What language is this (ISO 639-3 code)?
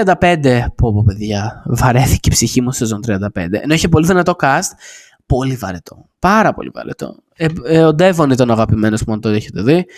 ell